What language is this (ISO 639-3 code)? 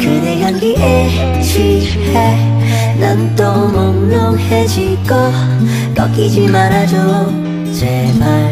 kor